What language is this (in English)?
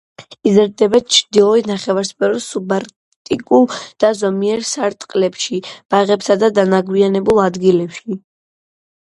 Georgian